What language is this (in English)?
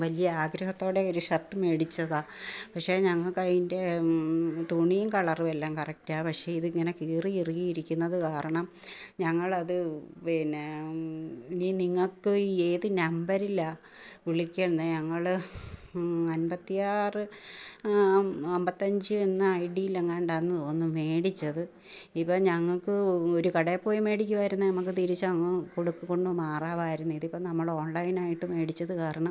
Malayalam